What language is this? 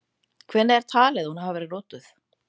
Icelandic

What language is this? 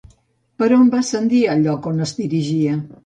Catalan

